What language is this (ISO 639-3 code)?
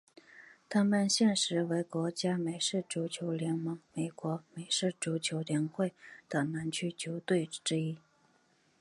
zho